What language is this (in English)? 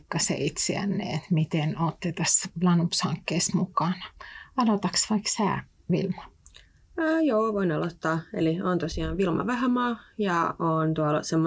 Finnish